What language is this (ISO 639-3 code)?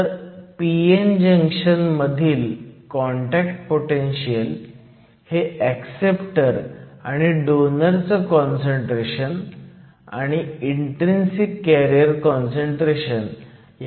mar